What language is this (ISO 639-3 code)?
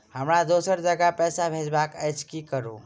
mai